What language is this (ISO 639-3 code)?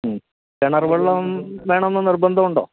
mal